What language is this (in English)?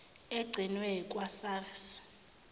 Zulu